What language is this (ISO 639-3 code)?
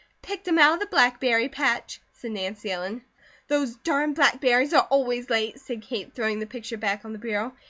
eng